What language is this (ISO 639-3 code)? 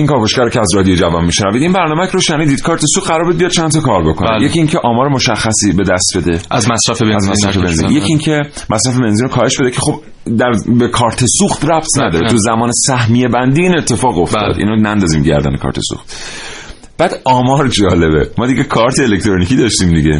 fas